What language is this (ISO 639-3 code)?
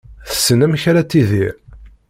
kab